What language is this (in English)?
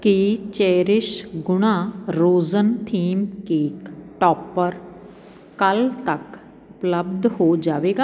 Punjabi